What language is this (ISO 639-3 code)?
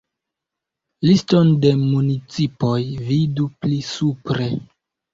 epo